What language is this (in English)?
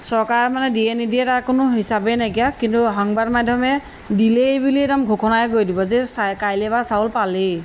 Assamese